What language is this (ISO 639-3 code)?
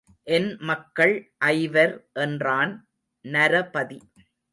tam